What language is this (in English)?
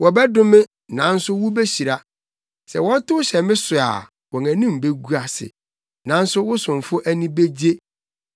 Akan